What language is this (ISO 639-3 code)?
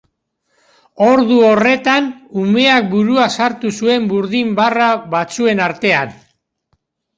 eus